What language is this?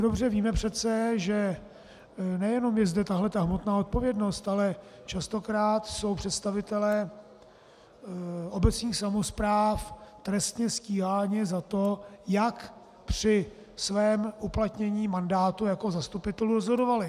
Czech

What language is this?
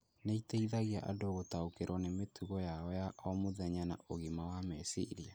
Kikuyu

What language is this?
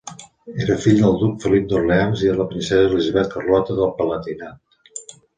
Catalan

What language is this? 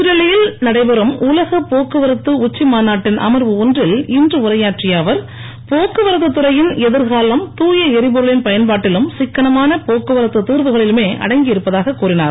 Tamil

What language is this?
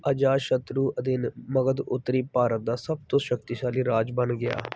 Punjabi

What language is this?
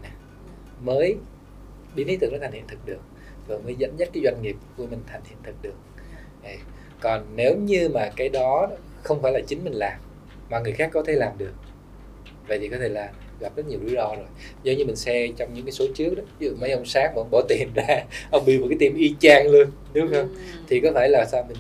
Vietnamese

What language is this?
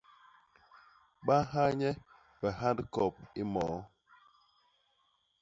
Basaa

